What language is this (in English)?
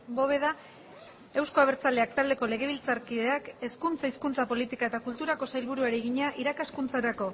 Basque